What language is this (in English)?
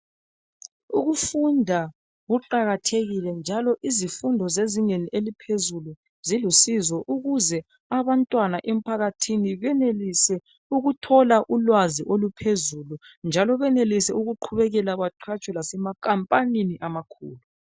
North Ndebele